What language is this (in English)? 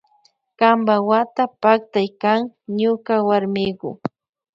Loja Highland Quichua